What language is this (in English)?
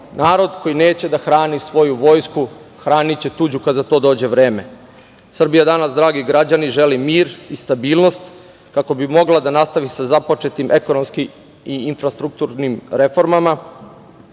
Serbian